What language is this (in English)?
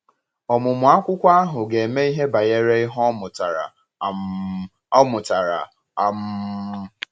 Igbo